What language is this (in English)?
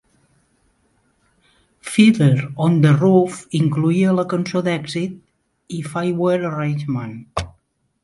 Catalan